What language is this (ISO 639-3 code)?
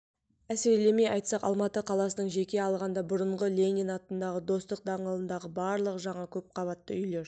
kaz